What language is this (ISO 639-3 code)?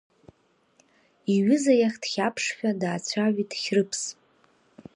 abk